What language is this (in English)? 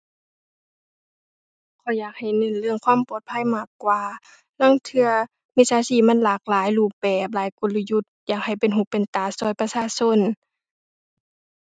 Thai